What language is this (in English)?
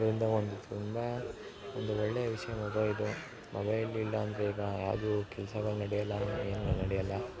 Kannada